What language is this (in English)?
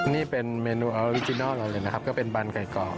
Thai